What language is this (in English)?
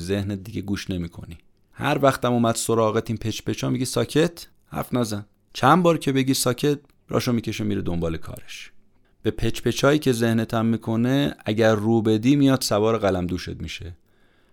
Persian